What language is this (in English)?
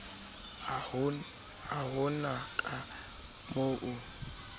Southern Sotho